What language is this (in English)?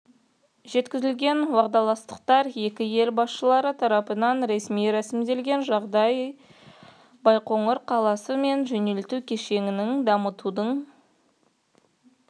Kazakh